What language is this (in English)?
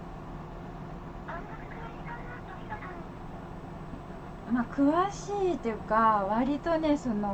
Japanese